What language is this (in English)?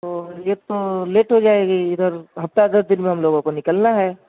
Urdu